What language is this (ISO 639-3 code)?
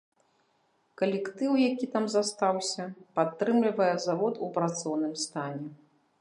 bel